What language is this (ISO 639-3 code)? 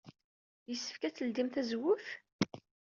kab